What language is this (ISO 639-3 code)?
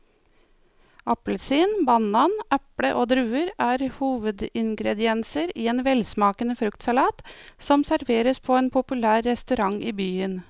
nor